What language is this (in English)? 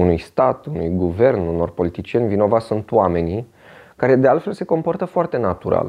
Romanian